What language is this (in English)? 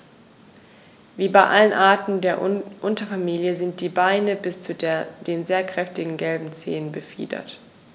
German